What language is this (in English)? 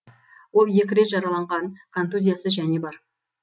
Kazakh